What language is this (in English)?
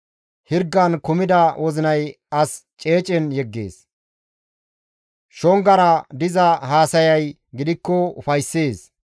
Gamo